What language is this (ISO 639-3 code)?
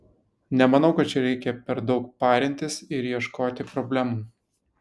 lit